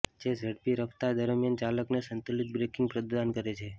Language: Gujarati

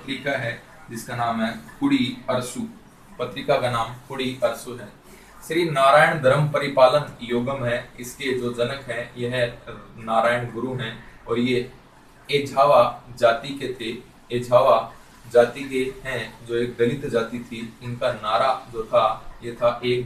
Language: Hindi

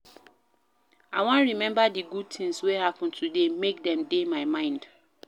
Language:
Nigerian Pidgin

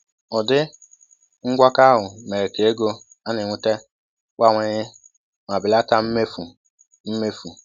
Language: Igbo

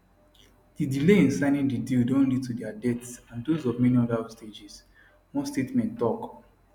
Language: Nigerian Pidgin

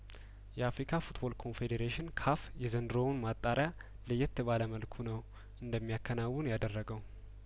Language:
Amharic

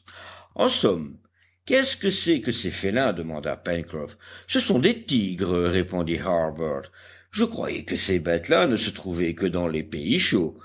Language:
French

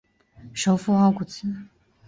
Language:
Chinese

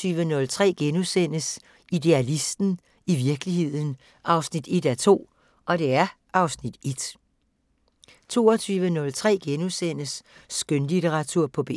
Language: Danish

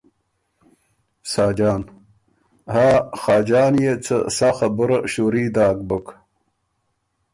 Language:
Ormuri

